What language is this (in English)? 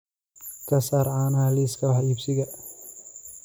Somali